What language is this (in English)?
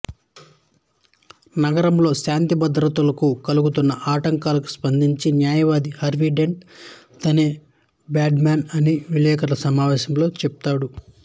Telugu